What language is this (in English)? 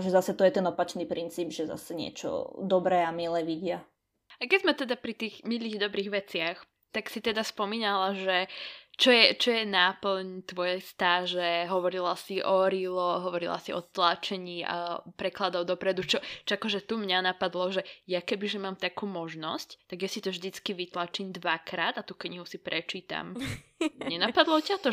Slovak